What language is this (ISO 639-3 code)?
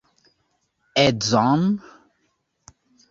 epo